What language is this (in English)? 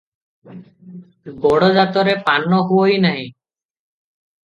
Odia